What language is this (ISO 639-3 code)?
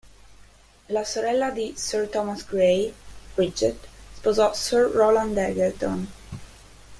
ita